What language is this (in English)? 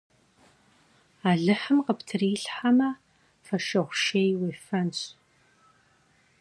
Kabardian